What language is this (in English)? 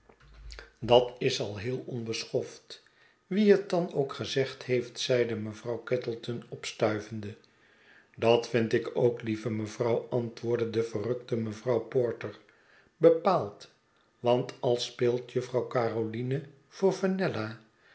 Dutch